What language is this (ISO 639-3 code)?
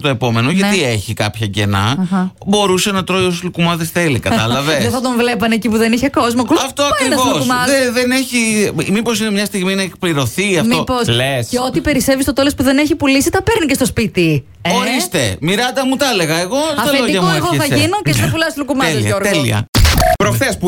ell